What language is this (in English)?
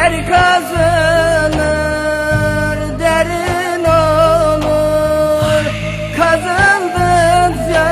Turkish